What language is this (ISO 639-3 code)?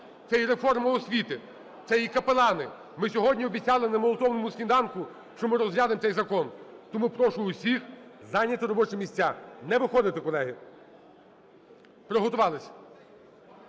ukr